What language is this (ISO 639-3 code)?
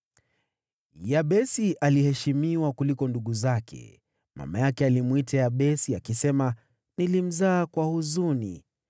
swa